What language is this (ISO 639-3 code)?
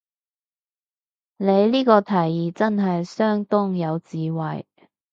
yue